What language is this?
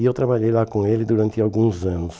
Portuguese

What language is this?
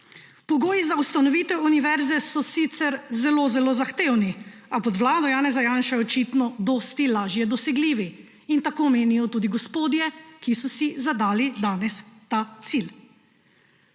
Slovenian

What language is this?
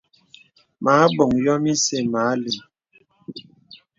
Bebele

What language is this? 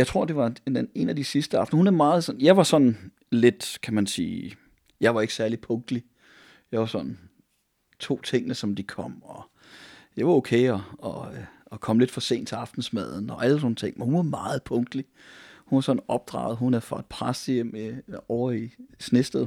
Danish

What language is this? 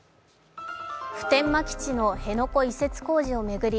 Japanese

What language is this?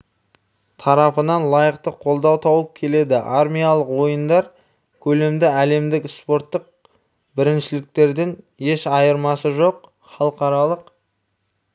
Kazakh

